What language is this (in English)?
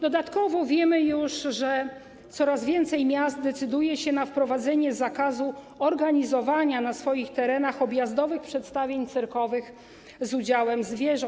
Polish